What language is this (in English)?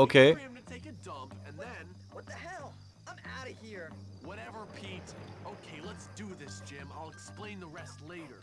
Turkish